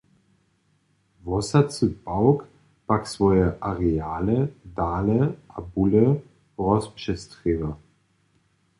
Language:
Upper Sorbian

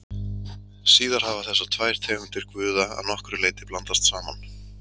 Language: Icelandic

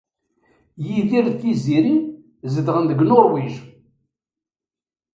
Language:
Kabyle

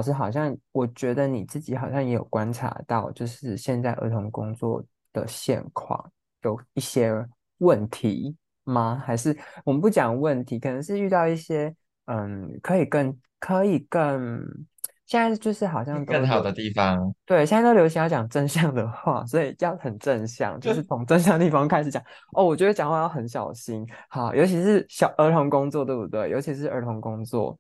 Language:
Chinese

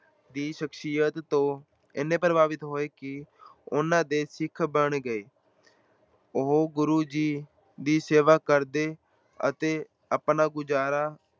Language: Punjabi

